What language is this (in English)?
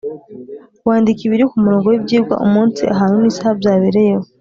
Kinyarwanda